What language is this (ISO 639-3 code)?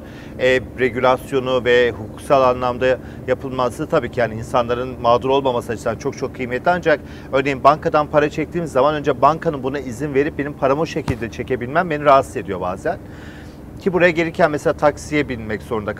tur